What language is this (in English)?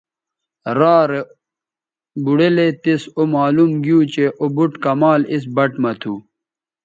Bateri